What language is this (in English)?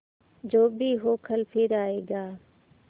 Hindi